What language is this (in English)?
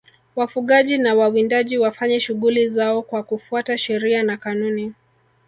Swahili